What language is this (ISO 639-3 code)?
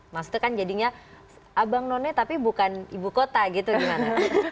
ind